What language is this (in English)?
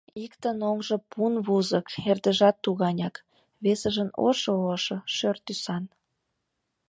Mari